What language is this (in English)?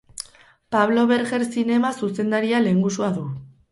Basque